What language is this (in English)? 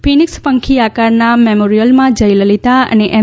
Gujarati